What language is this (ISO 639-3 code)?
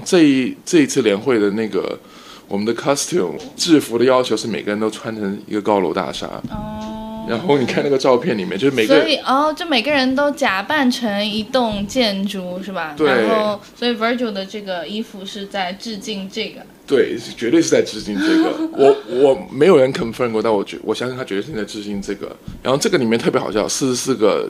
zho